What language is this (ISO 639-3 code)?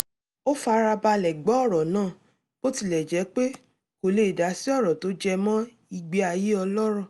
yor